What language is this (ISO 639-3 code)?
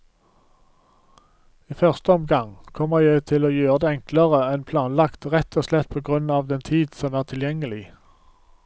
nor